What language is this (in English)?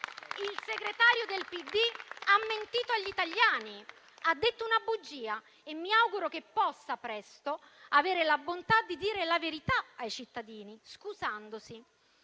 Italian